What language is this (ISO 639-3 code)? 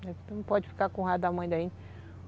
por